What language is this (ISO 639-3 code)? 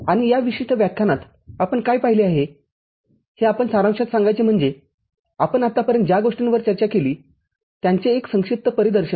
mar